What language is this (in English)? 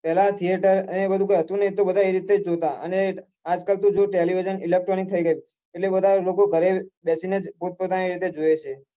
Gujarati